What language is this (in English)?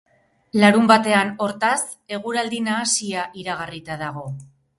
Basque